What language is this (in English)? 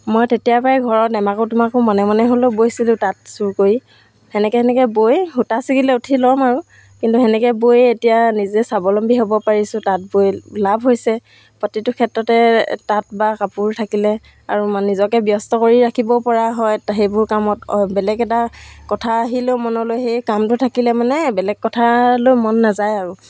Assamese